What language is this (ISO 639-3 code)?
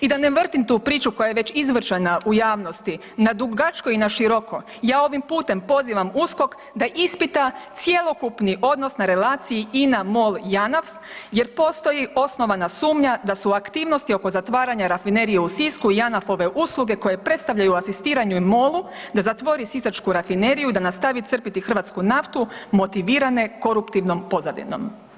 hrv